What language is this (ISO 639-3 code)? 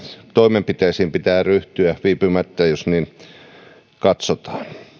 fin